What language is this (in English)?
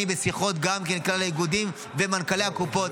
Hebrew